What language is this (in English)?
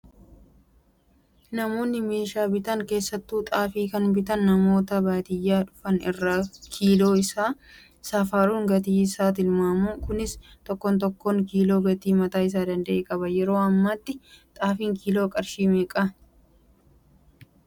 Oromo